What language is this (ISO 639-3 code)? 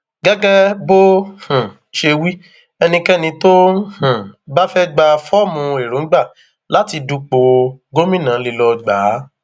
yor